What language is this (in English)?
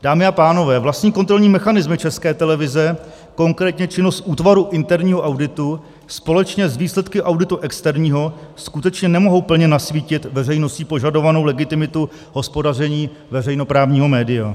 Czech